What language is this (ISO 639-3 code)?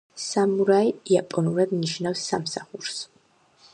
kat